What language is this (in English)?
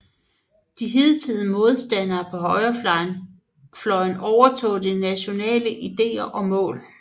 Danish